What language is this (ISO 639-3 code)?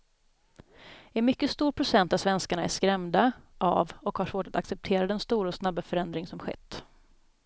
swe